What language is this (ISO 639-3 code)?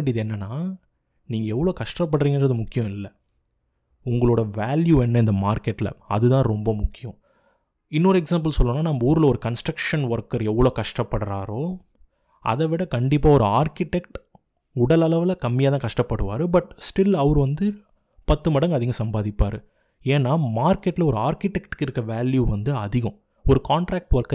tam